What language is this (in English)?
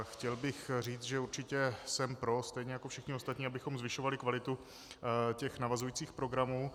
Czech